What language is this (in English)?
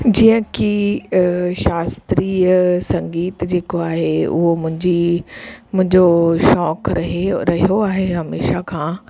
Sindhi